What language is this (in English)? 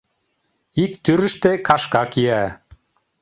Mari